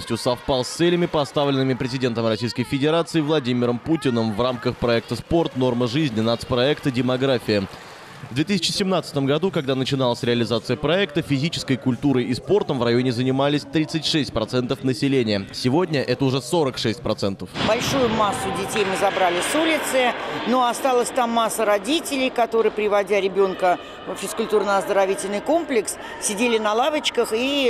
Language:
Russian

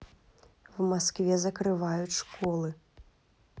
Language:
Russian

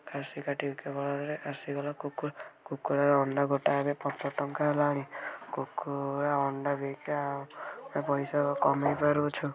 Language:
Odia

